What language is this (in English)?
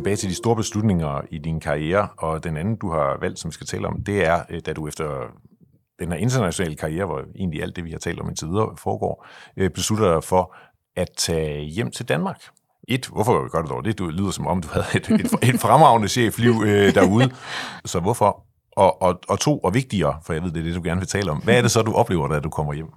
Danish